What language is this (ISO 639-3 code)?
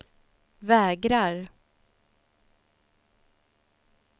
swe